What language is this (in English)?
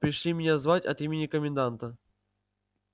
Russian